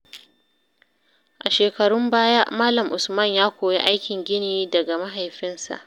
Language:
Hausa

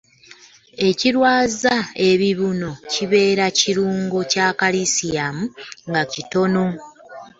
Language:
Ganda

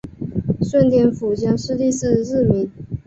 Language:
Chinese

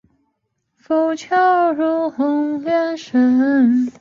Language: Chinese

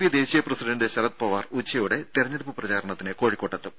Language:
Malayalam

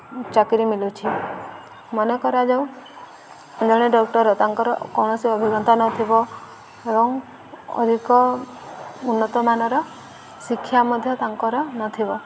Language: Odia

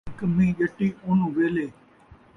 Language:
Saraiki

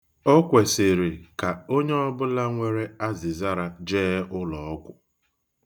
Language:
Igbo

